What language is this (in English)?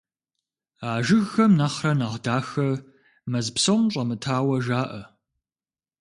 Kabardian